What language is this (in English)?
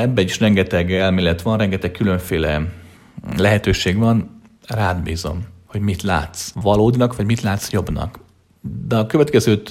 Hungarian